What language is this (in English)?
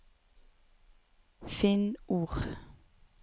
Norwegian